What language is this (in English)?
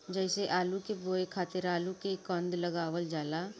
Bhojpuri